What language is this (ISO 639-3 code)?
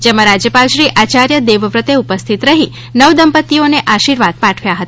guj